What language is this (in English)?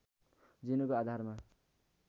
Nepali